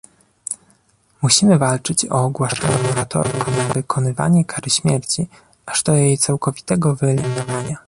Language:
Polish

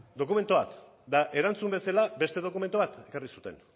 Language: Basque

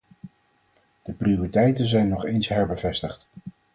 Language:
Dutch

